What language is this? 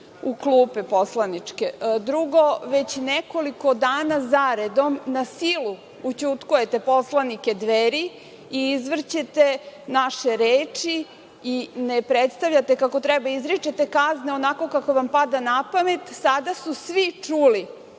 Serbian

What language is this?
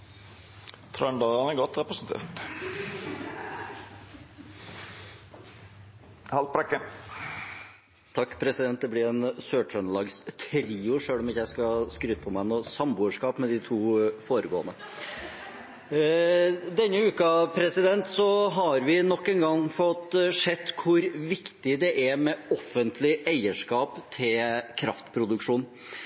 Norwegian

